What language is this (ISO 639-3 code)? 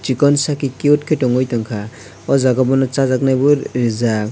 trp